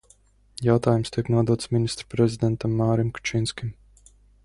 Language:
Latvian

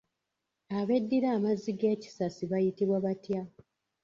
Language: Ganda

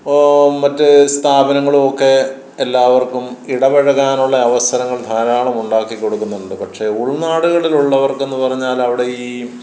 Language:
Malayalam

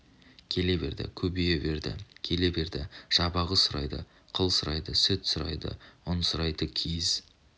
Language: Kazakh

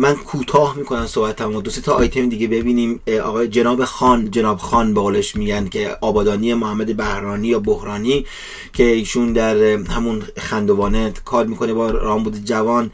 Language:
Persian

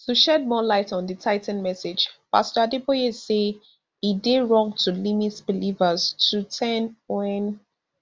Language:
Nigerian Pidgin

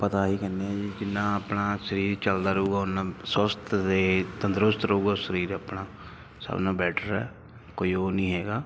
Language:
Punjabi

